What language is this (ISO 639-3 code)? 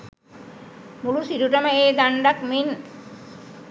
sin